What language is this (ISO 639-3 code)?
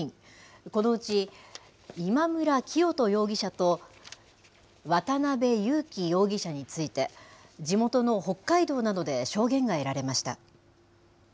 jpn